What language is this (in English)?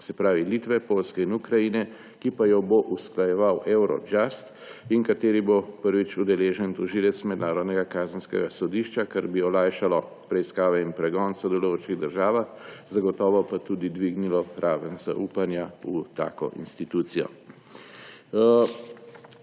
Slovenian